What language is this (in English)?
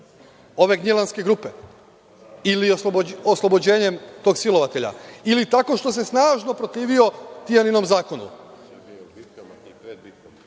Serbian